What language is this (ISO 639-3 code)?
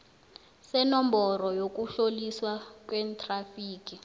nbl